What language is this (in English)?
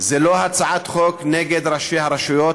Hebrew